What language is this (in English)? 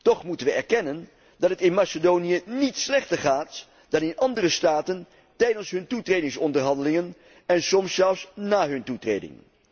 Dutch